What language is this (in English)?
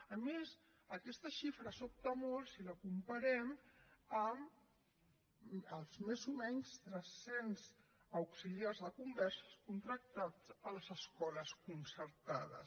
Catalan